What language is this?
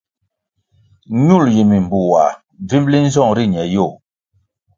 Kwasio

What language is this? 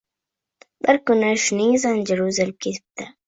Uzbek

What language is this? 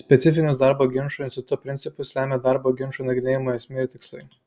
Lithuanian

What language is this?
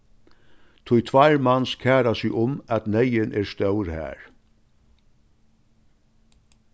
Faroese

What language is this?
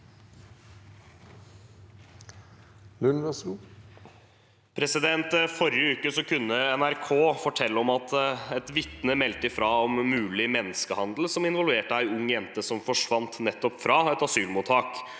Norwegian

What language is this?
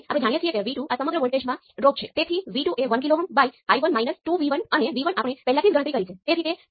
Gujarati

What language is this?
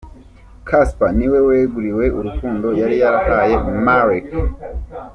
Kinyarwanda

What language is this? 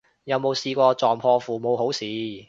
Cantonese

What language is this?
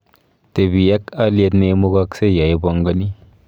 Kalenjin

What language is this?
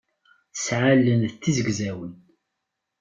Kabyle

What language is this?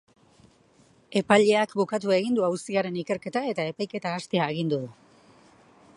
Basque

